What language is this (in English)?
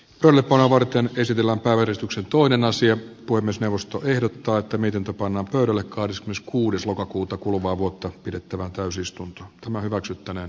Finnish